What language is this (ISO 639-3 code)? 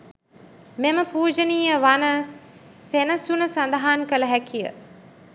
sin